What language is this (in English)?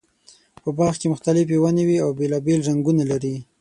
Pashto